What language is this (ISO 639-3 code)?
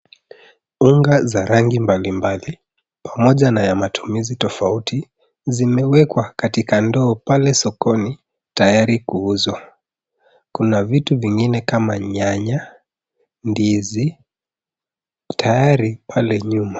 swa